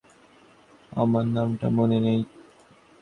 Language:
Bangla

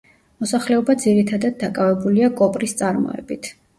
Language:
Georgian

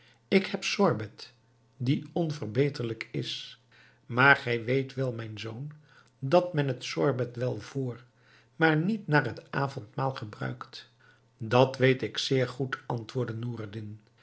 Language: Dutch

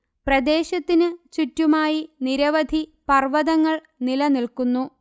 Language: Malayalam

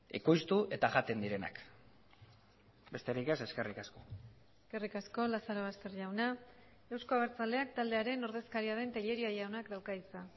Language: Basque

